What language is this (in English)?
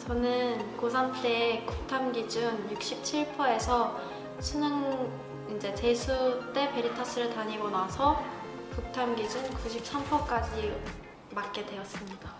Korean